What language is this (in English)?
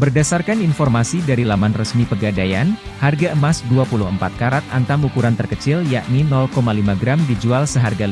Indonesian